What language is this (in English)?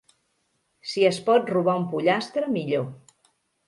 Catalan